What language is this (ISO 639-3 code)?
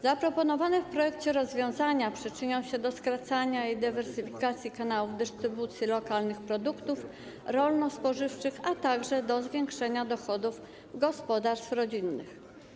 pol